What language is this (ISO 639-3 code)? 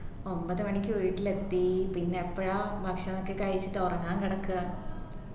mal